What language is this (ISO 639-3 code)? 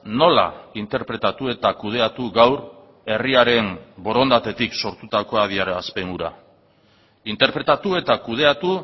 eus